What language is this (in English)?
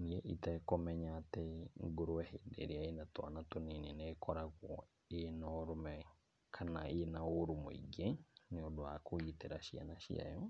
Kikuyu